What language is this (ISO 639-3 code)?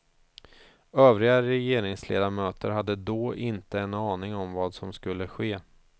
swe